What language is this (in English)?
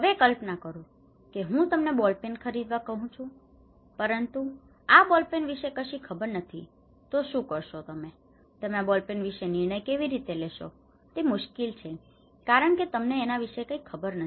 Gujarati